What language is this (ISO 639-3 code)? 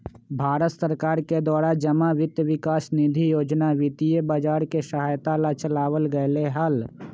mag